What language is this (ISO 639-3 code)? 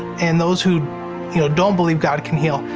eng